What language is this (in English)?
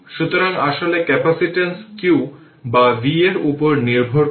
Bangla